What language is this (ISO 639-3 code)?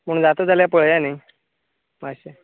kok